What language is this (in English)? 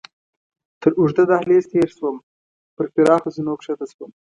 Pashto